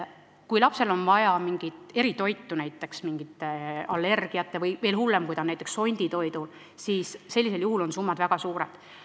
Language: Estonian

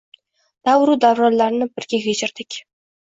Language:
Uzbek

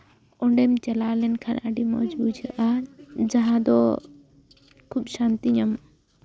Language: Santali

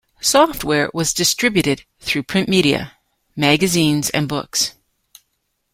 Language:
English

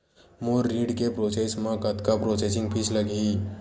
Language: Chhattisgarhi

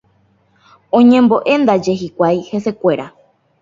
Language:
Guarani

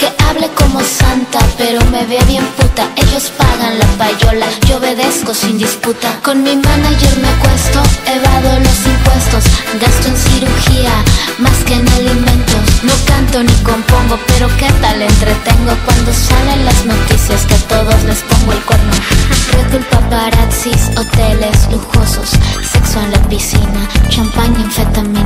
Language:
Korean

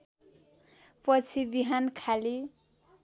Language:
Nepali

